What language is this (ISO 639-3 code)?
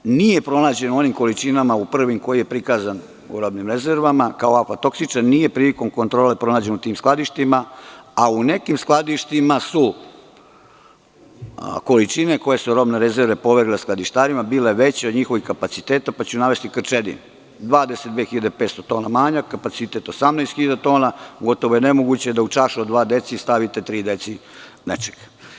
srp